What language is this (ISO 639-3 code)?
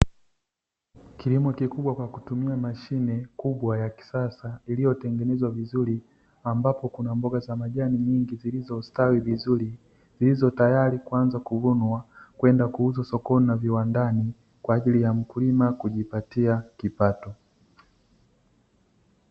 swa